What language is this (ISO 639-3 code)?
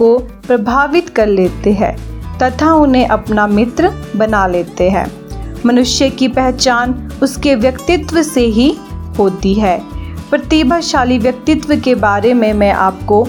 hin